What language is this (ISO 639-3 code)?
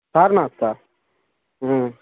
urd